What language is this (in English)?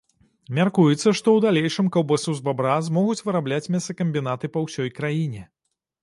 Belarusian